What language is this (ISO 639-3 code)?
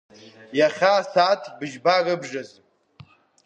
abk